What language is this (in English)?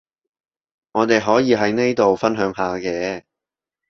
Cantonese